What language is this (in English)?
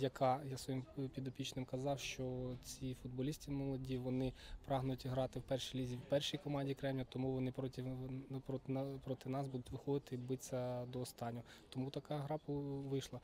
Ukrainian